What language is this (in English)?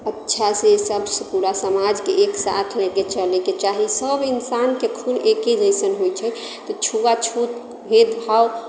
Maithili